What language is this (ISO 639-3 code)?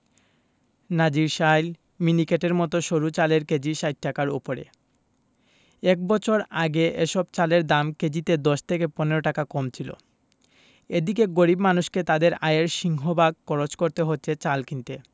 ben